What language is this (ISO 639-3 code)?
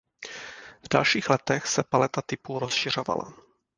ces